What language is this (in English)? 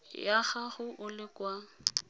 Tswana